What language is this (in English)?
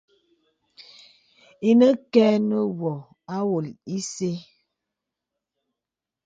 Bebele